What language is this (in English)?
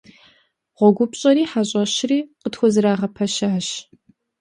Kabardian